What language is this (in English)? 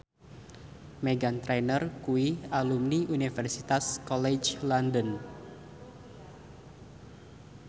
Javanese